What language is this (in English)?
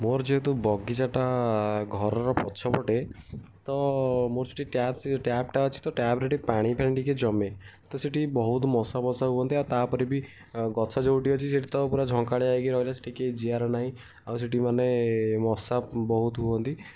Odia